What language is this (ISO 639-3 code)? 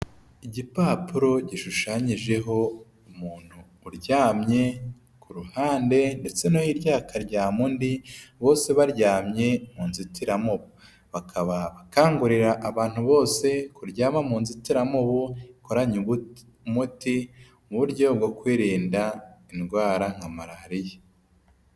kin